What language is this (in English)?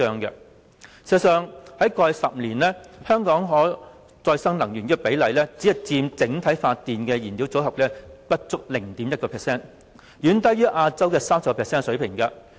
Cantonese